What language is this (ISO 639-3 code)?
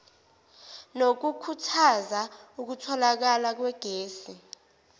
zul